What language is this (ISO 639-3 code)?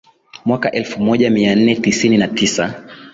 swa